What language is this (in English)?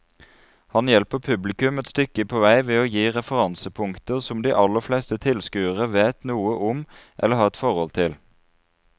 Norwegian